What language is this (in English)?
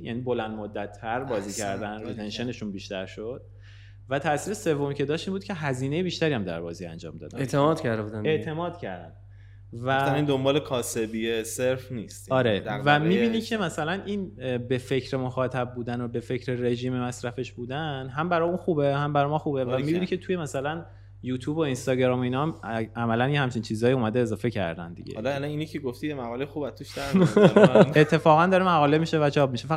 Persian